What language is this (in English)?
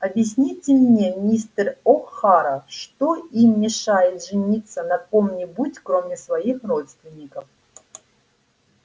Russian